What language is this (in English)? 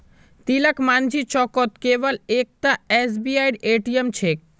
Magahi